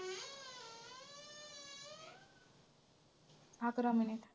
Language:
Marathi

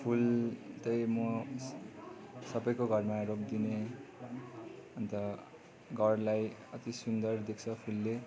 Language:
Nepali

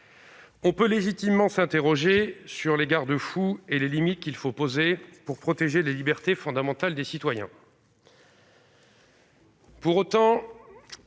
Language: French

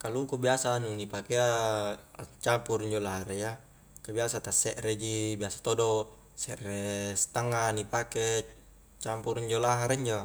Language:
Highland Konjo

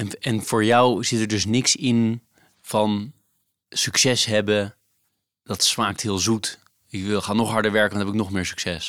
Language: Dutch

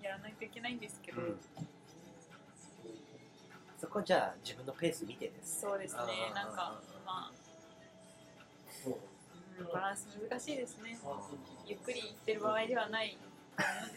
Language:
Japanese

